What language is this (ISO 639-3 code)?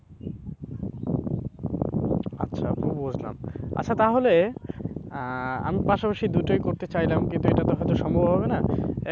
ben